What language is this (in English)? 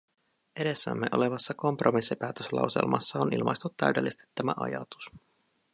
Finnish